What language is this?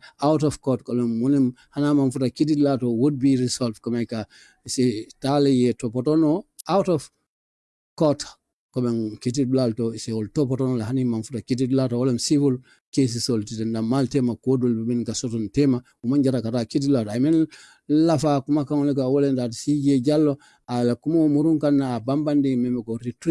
English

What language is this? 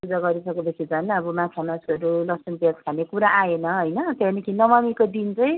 Nepali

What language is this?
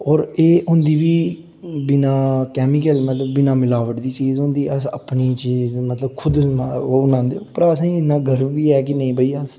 Dogri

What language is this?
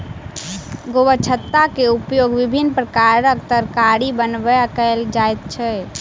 Maithili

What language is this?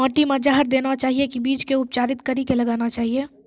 Maithili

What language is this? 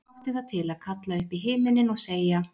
Icelandic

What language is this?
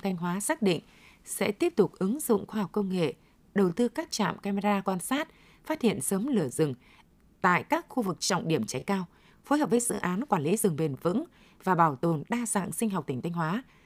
Vietnamese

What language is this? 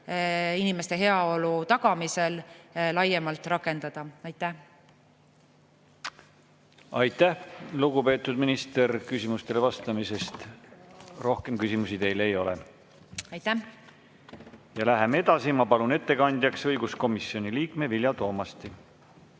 Estonian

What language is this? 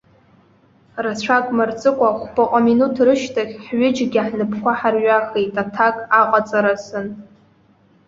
Abkhazian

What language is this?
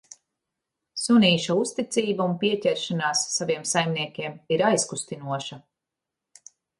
Latvian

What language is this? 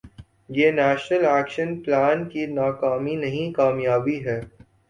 Urdu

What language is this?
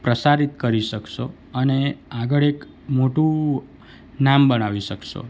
Gujarati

